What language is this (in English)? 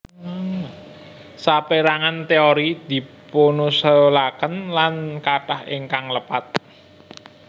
Javanese